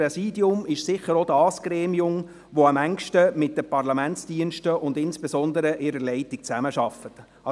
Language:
Swiss German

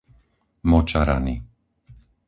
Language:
Slovak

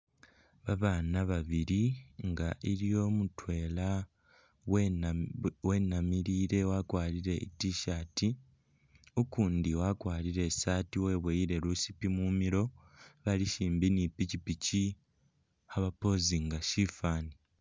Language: Masaaba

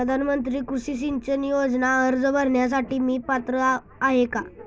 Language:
Marathi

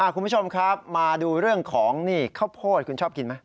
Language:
Thai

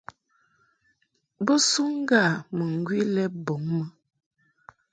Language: Mungaka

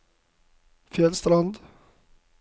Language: Norwegian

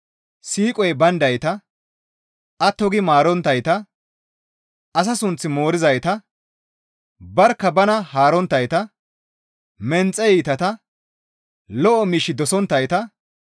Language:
Gamo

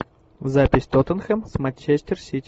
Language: Russian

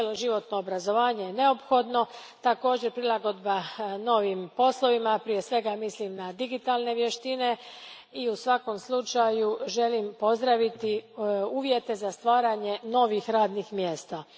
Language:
Croatian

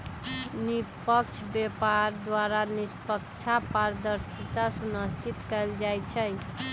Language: Magahi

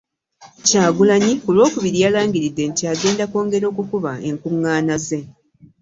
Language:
Ganda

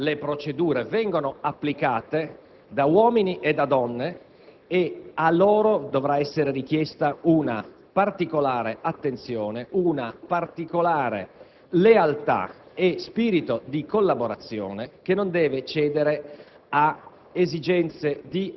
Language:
Italian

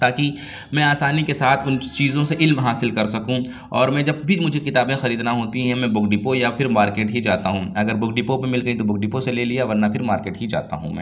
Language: Urdu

